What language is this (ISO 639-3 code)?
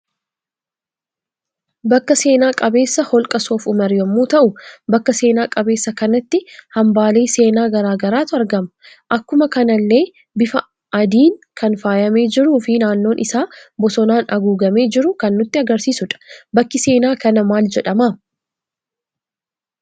orm